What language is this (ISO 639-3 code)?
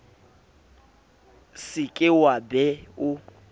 sot